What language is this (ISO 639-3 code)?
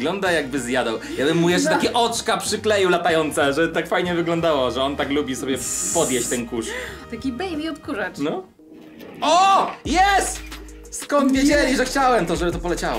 pol